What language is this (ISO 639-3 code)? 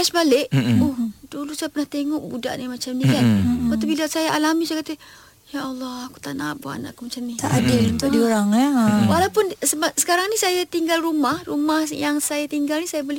msa